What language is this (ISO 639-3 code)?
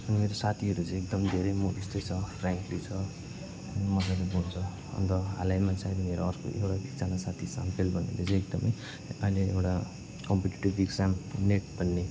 nep